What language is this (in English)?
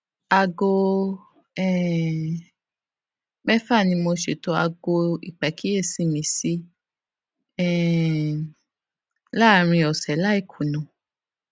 Yoruba